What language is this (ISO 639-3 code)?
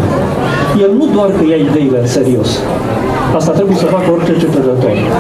ron